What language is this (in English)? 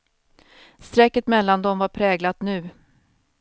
Swedish